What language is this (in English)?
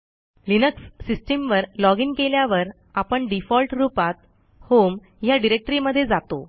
Marathi